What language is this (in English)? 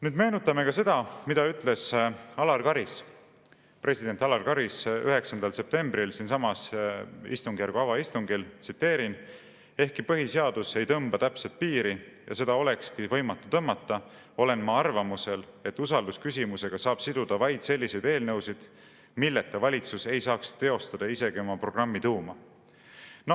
Estonian